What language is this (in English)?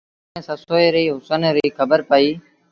Sindhi Bhil